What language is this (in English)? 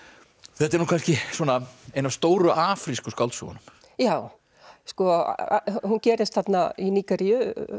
Icelandic